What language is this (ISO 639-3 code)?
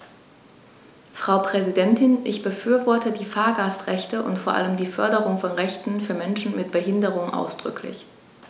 deu